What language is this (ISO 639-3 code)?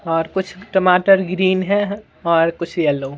hin